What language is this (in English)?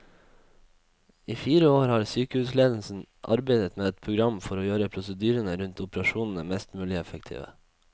Norwegian